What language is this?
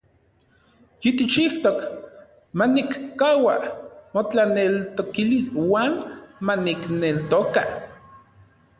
Central Puebla Nahuatl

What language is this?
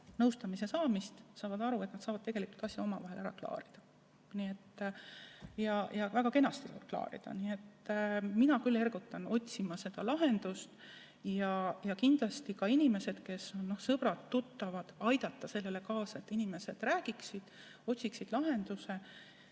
Estonian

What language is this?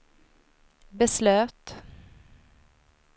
Swedish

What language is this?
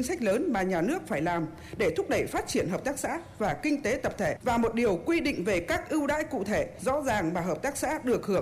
Vietnamese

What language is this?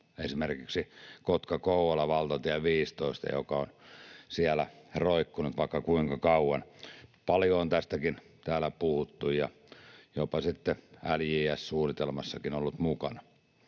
Finnish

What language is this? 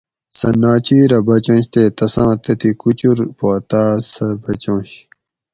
Gawri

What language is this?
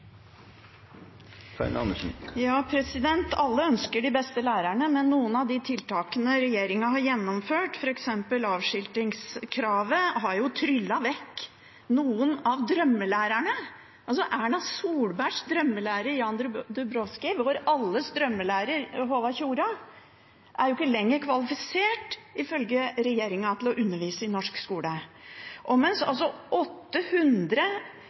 Norwegian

